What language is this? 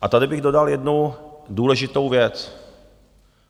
Czech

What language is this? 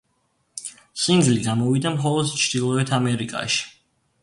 Georgian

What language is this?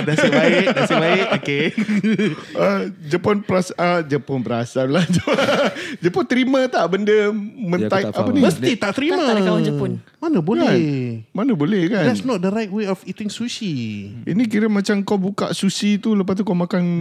Malay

